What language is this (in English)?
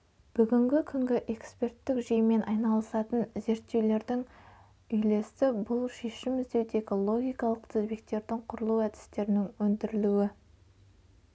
Kazakh